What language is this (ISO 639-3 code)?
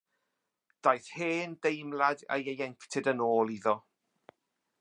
cym